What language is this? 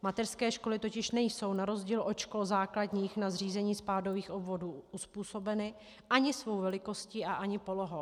Czech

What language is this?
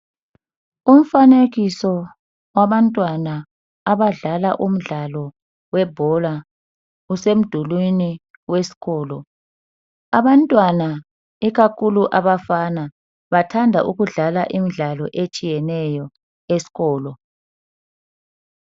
North Ndebele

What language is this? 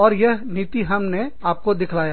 Hindi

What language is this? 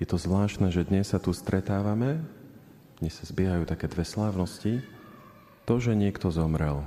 Slovak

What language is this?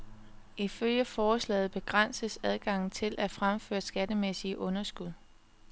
Danish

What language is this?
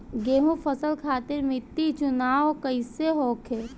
Bhojpuri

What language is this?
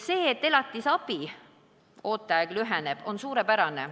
Estonian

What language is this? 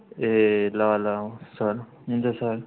Nepali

